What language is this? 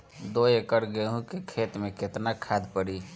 Bhojpuri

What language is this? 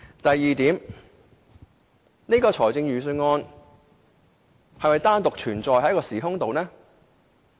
Cantonese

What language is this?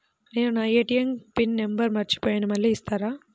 Telugu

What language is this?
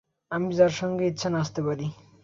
Bangla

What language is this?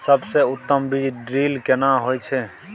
Maithili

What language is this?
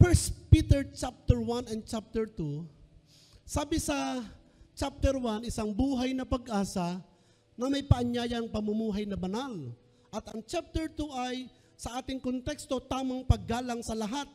Filipino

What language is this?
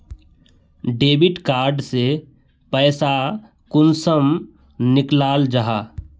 Magahi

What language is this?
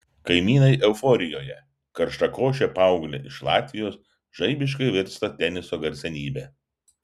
Lithuanian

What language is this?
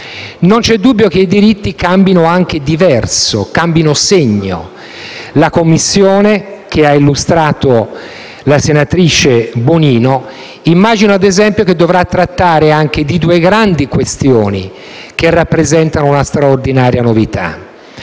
Italian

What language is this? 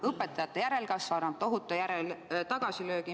Estonian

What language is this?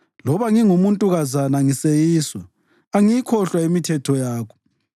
North Ndebele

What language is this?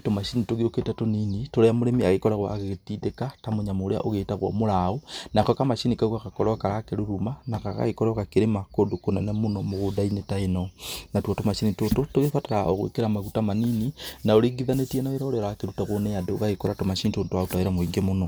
Kikuyu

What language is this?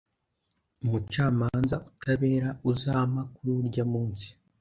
Kinyarwanda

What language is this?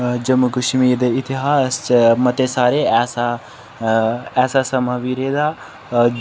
Dogri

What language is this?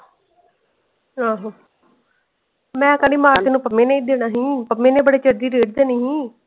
Punjabi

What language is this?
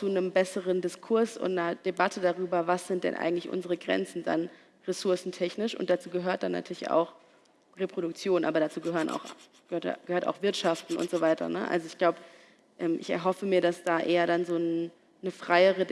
German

